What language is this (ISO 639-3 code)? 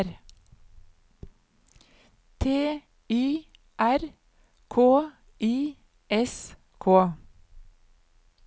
nor